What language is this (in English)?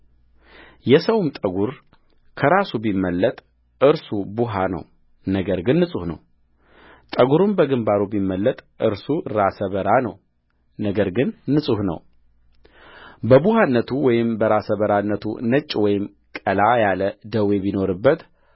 Amharic